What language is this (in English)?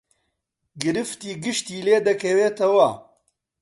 Central Kurdish